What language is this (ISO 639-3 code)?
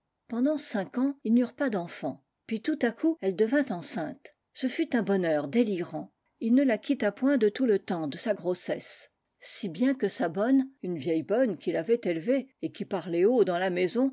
fra